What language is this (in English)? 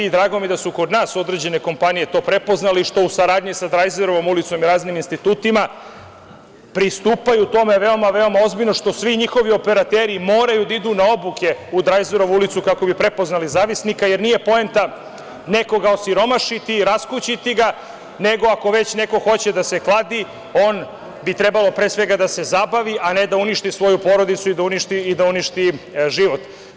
Serbian